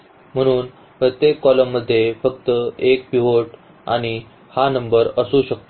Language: Marathi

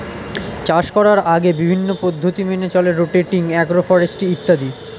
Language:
Bangla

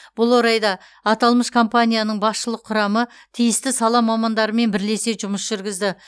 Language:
Kazakh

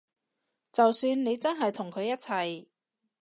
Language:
Cantonese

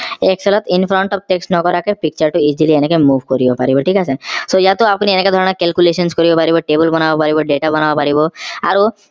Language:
Assamese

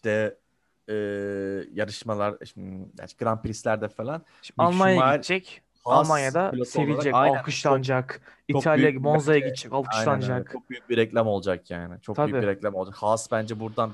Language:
Turkish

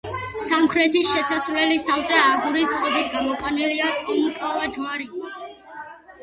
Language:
Georgian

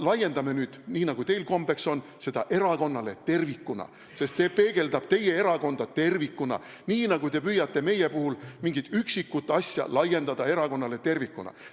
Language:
Estonian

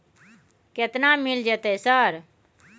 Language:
Maithili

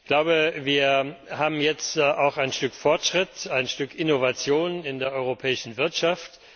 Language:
German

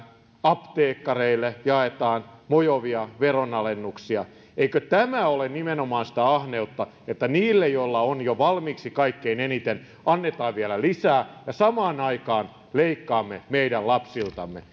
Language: Finnish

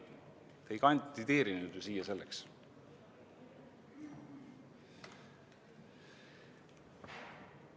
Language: Estonian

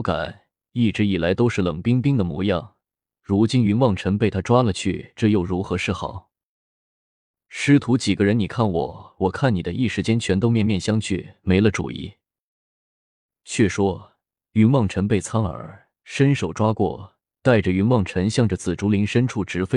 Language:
Chinese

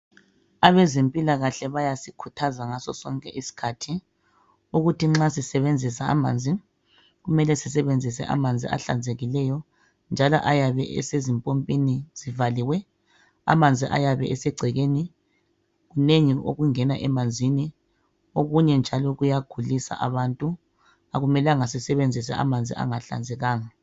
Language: North Ndebele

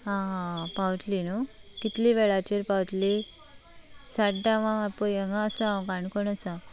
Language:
Konkani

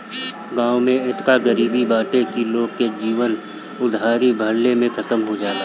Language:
Bhojpuri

